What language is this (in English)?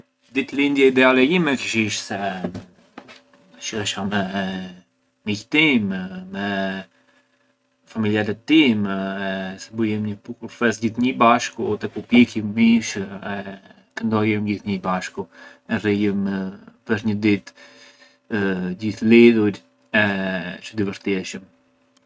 Arbëreshë Albanian